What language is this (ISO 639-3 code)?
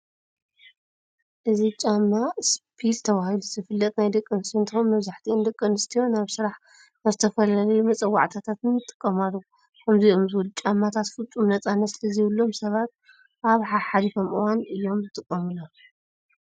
tir